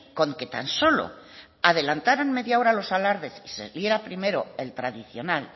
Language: Spanish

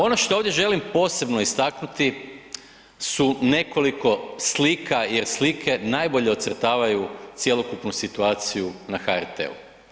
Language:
Croatian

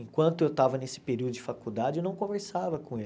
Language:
Portuguese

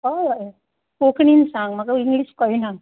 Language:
Konkani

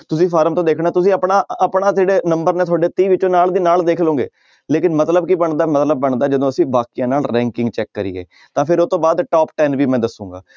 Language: Punjabi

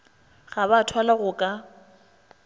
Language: Northern Sotho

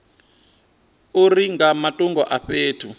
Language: Venda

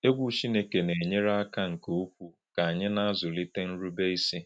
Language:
Igbo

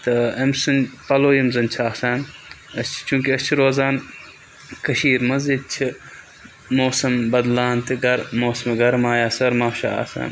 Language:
Kashmiri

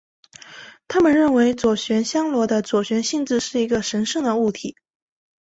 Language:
Chinese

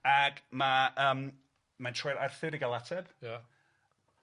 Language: Welsh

